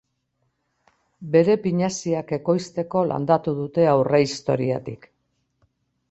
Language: Basque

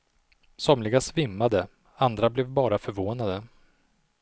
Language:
Swedish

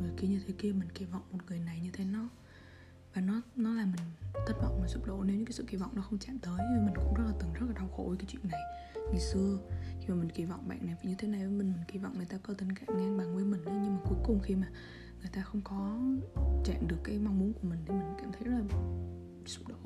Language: Vietnamese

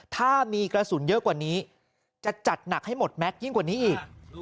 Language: Thai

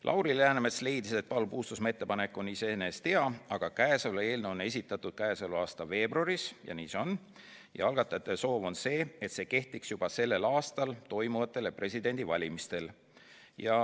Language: Estonian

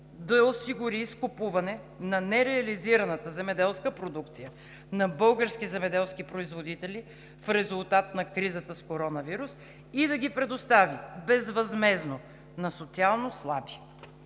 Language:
Bulgarian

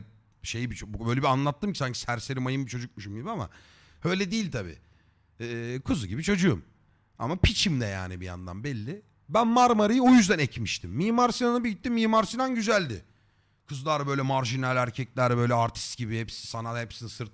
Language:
Turkish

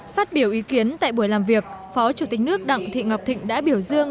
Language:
Vietnamese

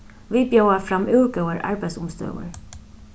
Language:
Faroese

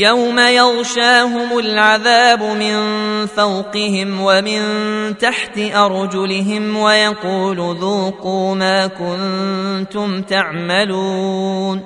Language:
Arabic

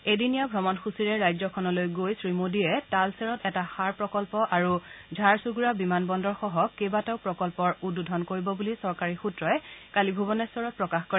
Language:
Assamese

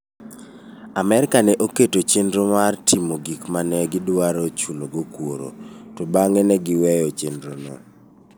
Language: Luo (Kenya and Tanzania)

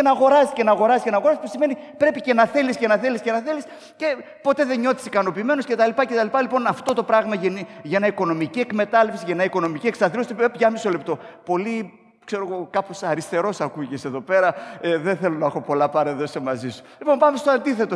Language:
Greek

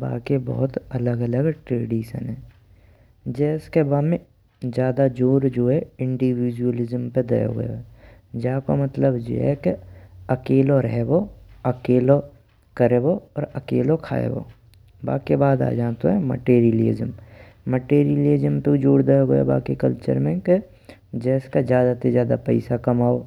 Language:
Braj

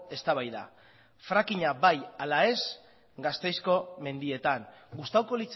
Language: Basque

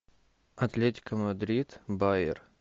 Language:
Russian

